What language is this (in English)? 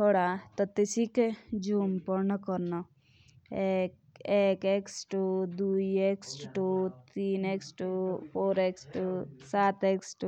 Jaunsari